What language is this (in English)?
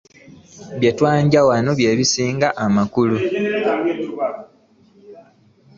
Ganda